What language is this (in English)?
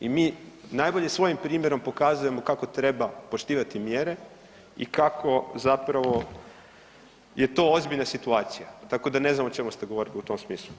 Croatian